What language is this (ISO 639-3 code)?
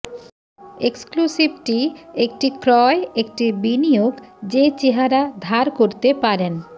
ben